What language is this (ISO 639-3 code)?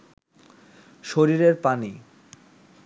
ben